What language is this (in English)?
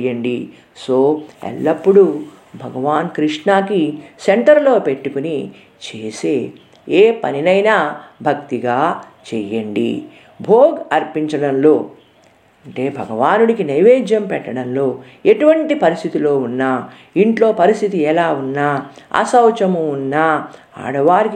Telugu